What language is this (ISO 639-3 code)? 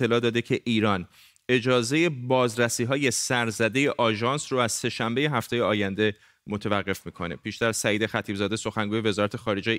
fas